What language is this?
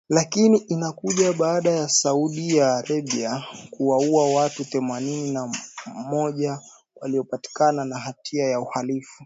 Swahili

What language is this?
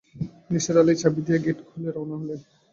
Bangla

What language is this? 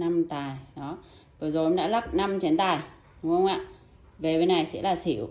Vietnamese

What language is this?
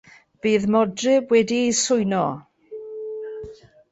Welsh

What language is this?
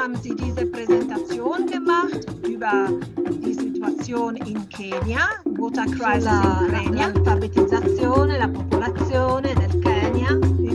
German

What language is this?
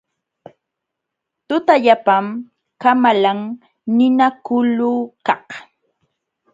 Jauja Wanca Quechua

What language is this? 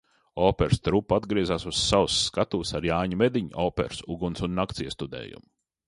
Latvian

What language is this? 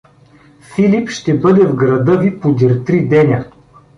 Bulgarian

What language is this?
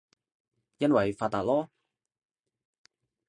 Cantonese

